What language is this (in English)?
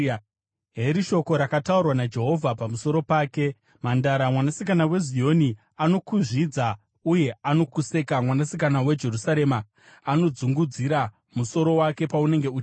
Shona